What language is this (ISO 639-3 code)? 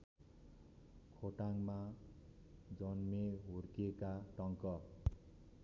nep